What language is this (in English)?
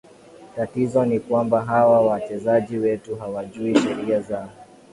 Swahili